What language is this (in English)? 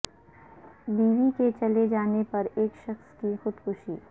Urdu